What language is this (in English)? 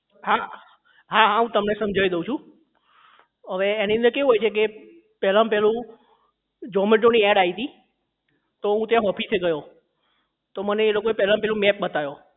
Gujarati